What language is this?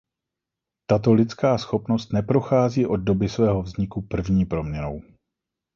Czech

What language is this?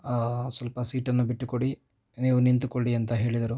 Kannada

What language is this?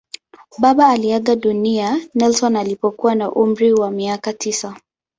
Swahili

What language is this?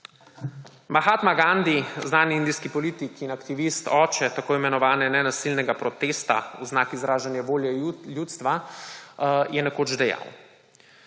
Slovenian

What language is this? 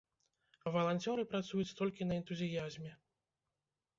Belarusian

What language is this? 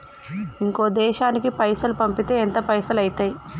Telugu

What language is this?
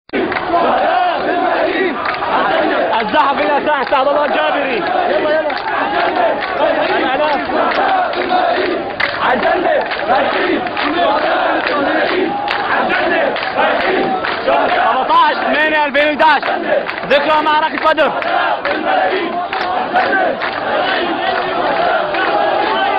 Arabic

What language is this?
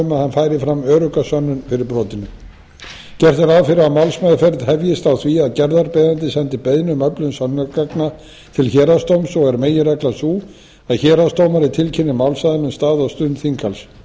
Icelandic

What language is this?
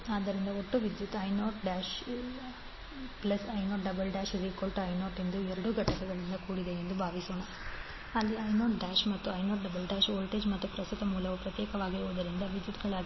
Kannada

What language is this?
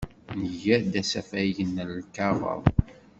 Kabyle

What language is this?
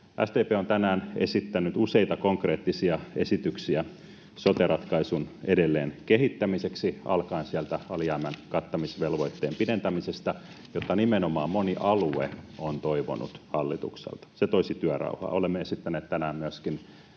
Finnish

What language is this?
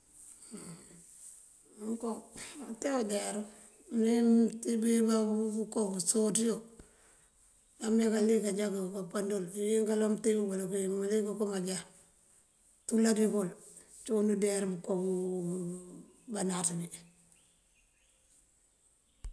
Mandjak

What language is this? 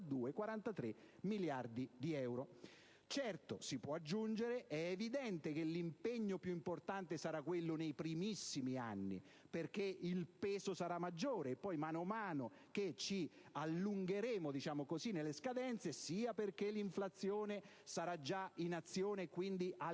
Italian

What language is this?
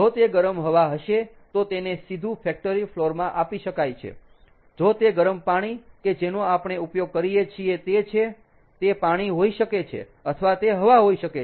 Gujarati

